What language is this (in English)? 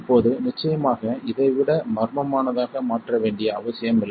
Tamil